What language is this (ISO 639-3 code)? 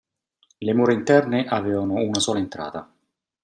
ita